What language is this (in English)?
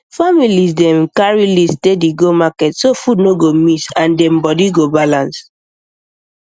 Nigerian Pidgin